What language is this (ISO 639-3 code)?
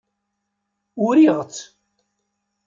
kab